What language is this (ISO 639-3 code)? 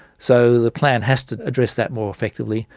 eng